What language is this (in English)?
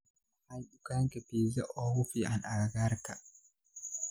Somali